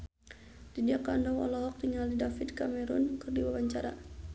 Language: Sundanese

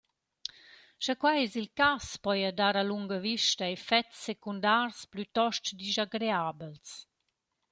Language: Romansh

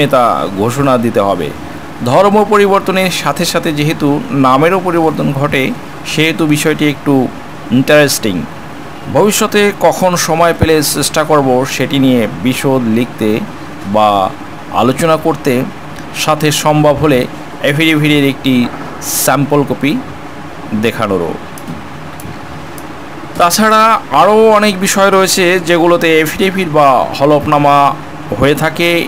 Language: Turkish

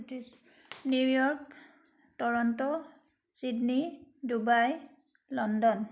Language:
Assamese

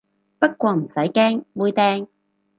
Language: Cantonese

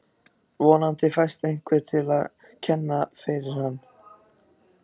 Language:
Icelandic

